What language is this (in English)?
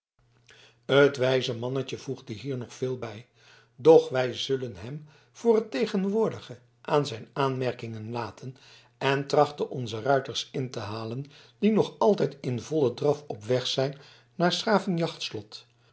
Dutch